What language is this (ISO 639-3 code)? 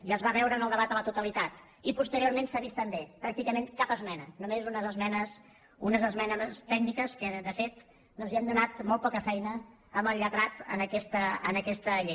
cat